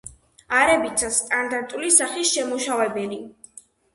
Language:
Georgian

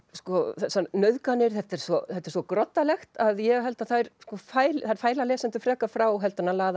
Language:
Icelandic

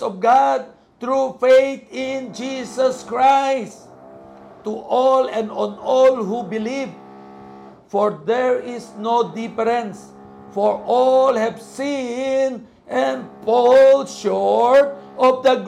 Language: Filipino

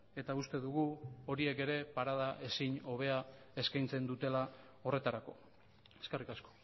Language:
Basque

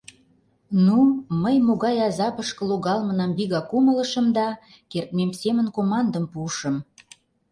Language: Mari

